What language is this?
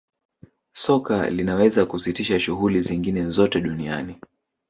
Swahili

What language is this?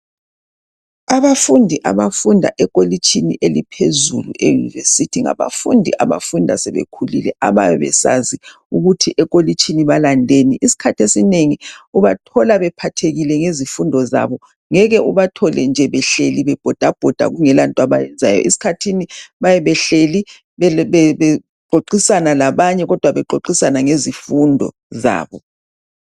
North Ndebele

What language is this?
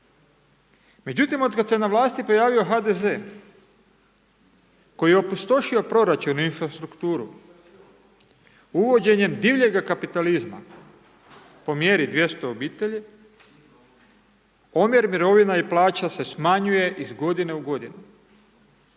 Croatian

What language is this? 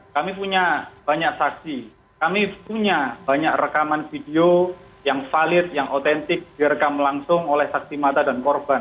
Indonesian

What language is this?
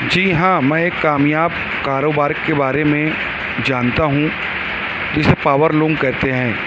Urdu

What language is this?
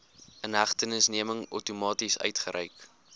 Afrikaans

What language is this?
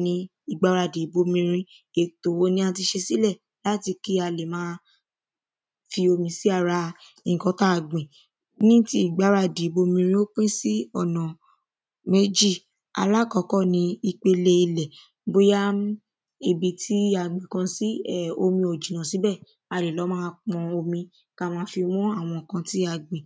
Yoruba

